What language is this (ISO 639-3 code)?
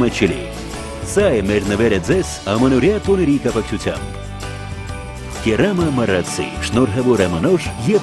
ron